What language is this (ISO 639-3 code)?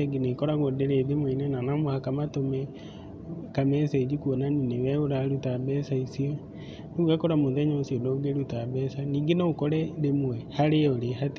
kik